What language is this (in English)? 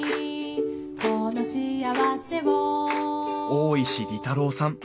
Japanese